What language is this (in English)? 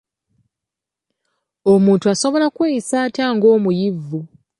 Ganda